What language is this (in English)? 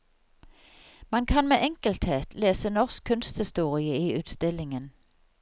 Norwegian